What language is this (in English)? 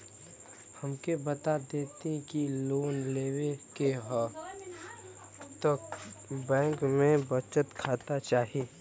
Bhojpuri